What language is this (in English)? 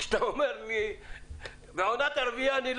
Hebrew